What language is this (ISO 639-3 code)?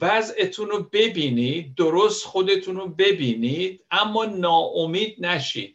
fas